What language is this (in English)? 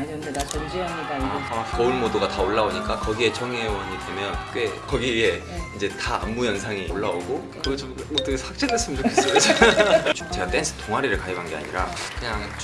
Korean